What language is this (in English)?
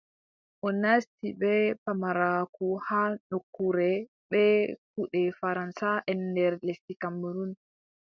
Adamawa Fulfulde